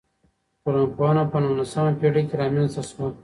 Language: Pashto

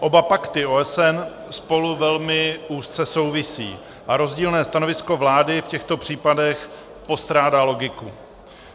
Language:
Czech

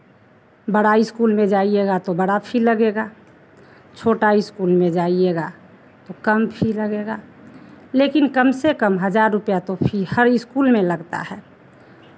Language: Hindi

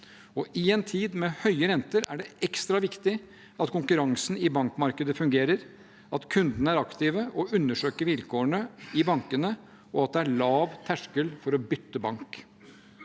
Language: Norwegian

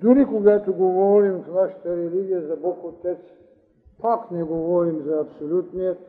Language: Bulgarian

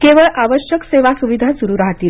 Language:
Marathi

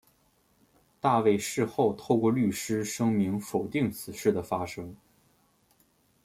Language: Chinese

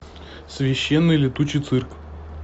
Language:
Russian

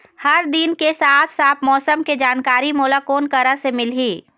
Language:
Chhattisgarhi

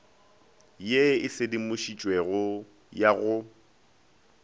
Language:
Northern Sotho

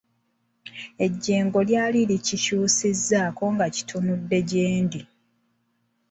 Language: Ganda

